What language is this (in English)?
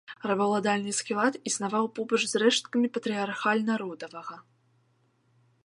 Belarusian